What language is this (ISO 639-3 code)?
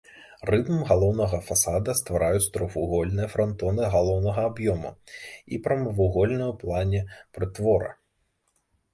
bel